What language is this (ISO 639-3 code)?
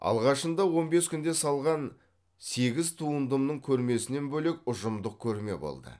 kaz